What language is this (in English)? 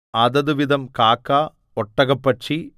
Malayalam